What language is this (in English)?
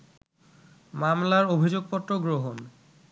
Bangla